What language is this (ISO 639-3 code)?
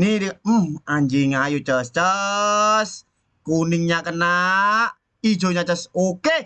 ind